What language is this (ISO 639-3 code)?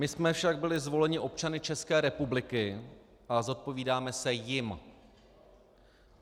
ces